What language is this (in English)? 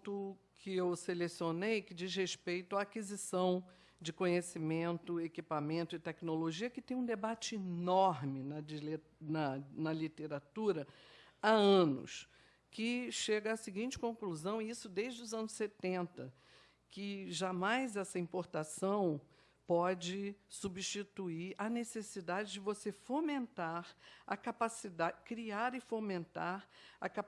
Portuguese